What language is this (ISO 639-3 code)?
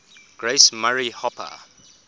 eng